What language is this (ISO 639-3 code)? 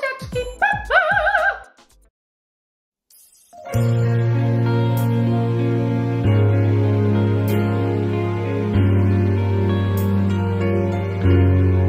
pol